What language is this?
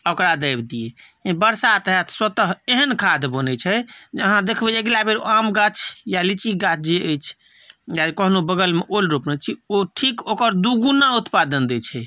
Maithili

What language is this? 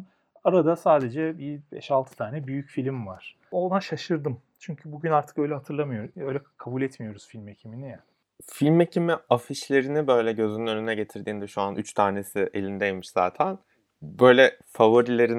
Turkish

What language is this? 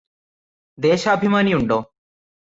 Malayalam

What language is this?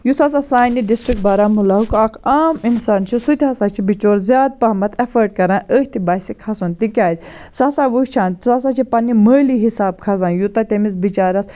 Kashmiri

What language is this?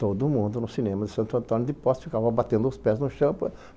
Portuguese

